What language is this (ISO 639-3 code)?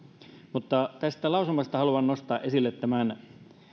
fin